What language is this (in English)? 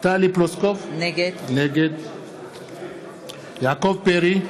Hebrew